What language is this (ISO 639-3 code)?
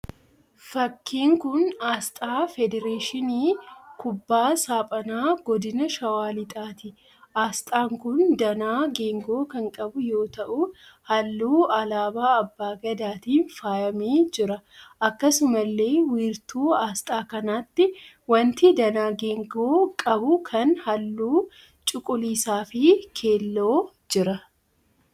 orm